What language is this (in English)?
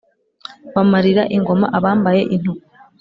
Kinyarwanda